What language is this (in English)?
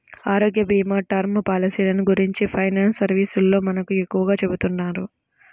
Telugu